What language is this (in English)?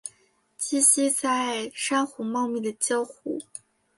Chinese